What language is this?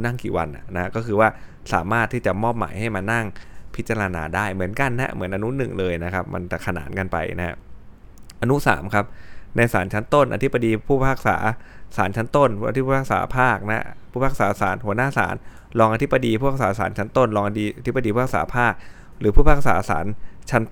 Thai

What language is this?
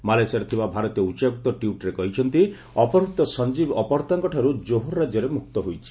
Odia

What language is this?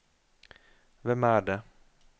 Norwegian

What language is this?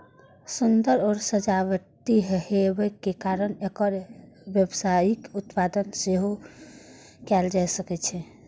Maithili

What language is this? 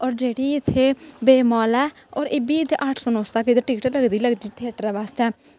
Dogri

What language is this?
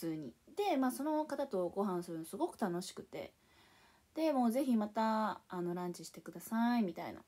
Japanese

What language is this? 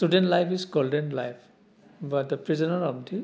Bodo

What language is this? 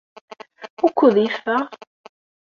Kabyle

